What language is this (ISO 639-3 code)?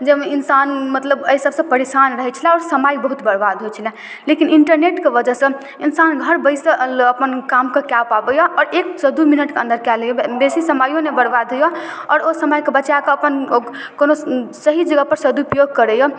mai